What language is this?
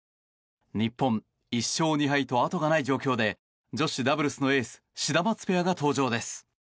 Japanese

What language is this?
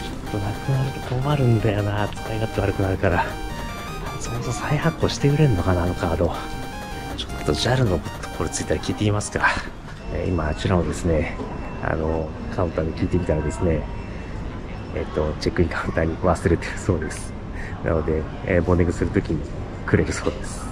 Japanese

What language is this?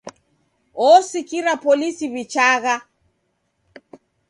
Taita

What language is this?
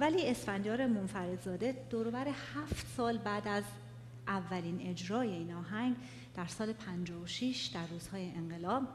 Persian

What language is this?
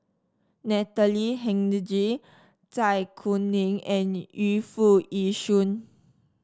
English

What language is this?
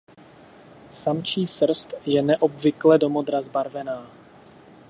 Czech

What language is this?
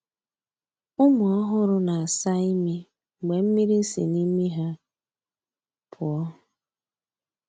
Igbo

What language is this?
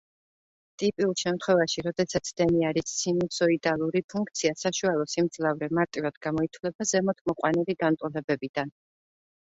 Georgian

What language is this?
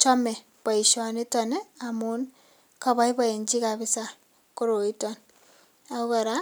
Kalenjin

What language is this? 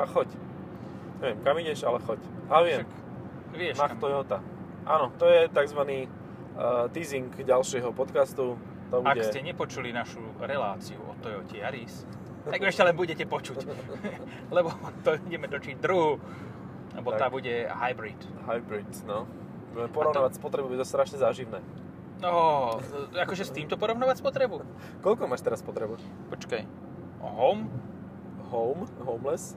Slovak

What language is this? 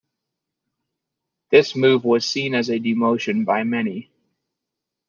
English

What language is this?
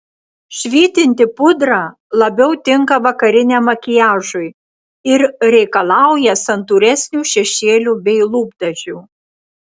Lithuanian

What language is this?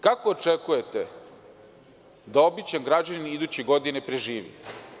Serbian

